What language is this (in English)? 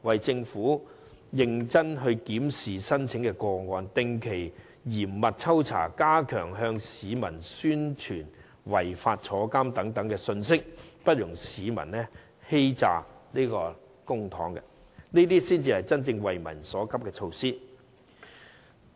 Cantonese